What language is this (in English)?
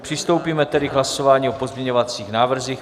Czech